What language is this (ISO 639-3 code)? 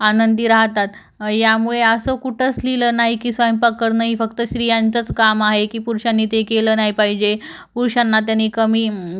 mar